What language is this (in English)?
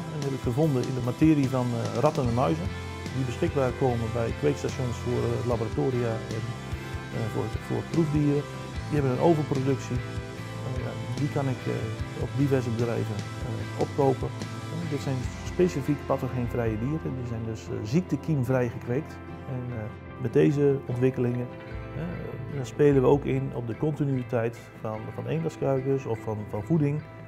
Dutch